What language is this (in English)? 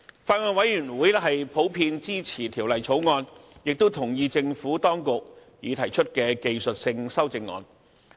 Cantonese